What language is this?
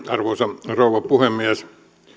Finnish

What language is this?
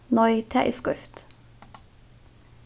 Faroese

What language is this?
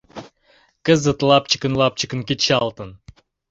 Mari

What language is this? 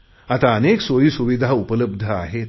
Marathi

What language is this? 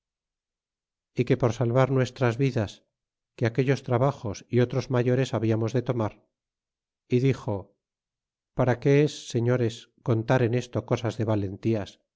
Spanish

